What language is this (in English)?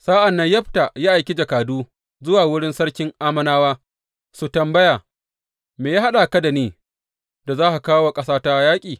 Hausa